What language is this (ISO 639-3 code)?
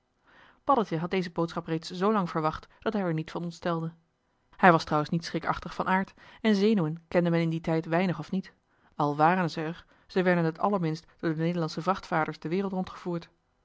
nld